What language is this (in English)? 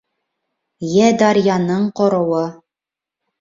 Bashkir